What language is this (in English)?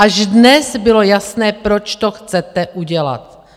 Czech